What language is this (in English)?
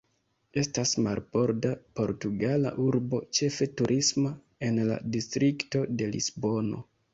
Esperanto